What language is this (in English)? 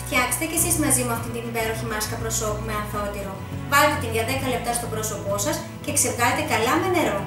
Greek